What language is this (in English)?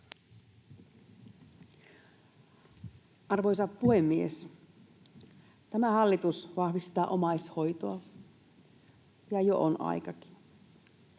Finnish